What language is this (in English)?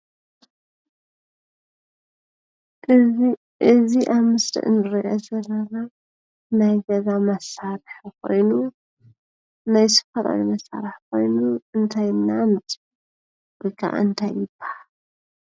Tigrinya